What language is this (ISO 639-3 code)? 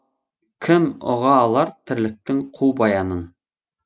kaz